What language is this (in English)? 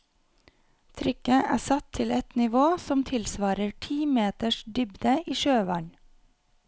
Norwegian